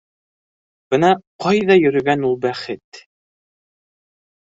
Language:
Bashkir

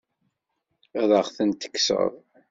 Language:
Kabyle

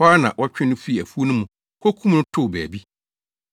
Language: Akan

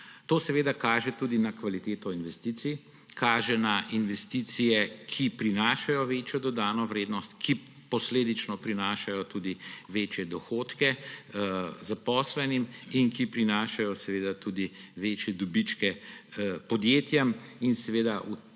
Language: Slovenian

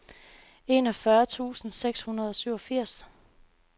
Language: Danish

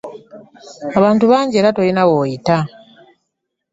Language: Ganda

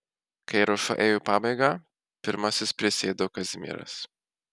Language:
Lithuanian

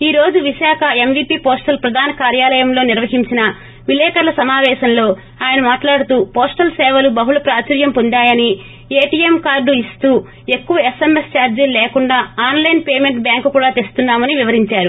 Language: Telugu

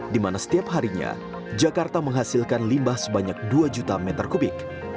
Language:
Indonesian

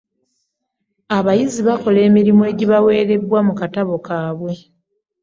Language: Ganda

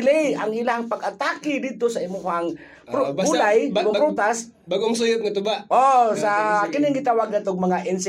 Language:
Filipino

